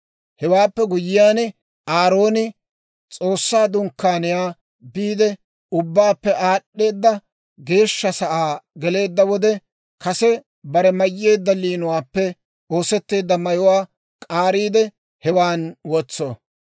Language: Dawro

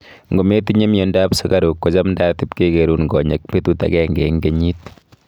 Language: Kalenjin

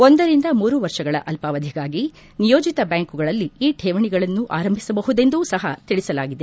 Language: Kannada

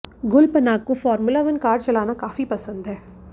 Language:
Hindi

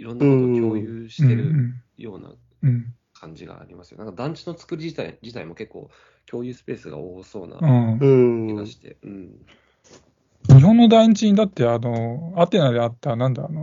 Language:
Japanese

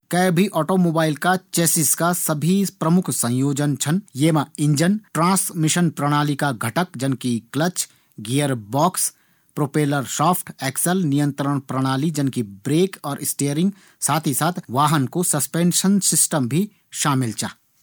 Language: Garhwali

